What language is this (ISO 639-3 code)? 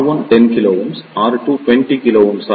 tam